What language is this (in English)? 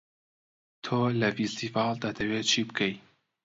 Central Kurdish